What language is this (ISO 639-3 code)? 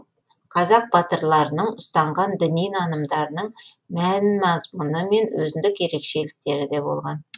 kaz